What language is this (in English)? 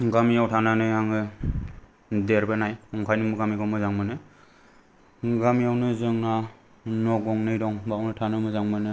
Bodo